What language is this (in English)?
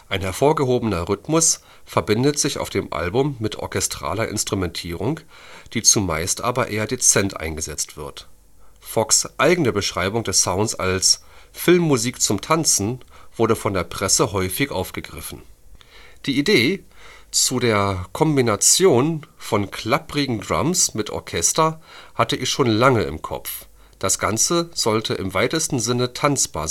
German